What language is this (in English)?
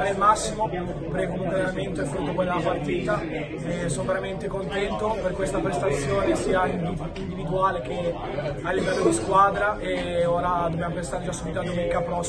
Italian